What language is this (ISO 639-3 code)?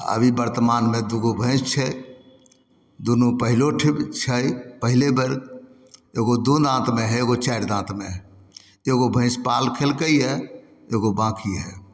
mai